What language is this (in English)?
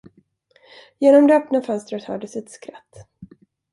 Swedish